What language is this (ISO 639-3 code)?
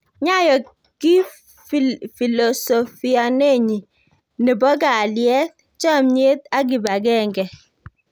kln